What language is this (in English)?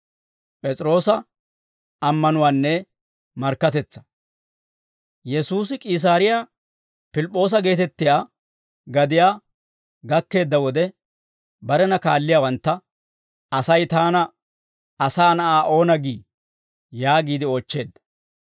Dawro